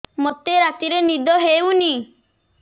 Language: Odia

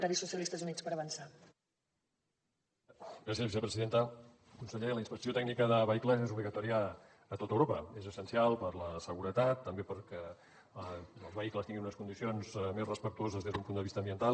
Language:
Catalan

